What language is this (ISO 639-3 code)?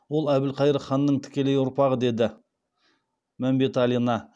kaz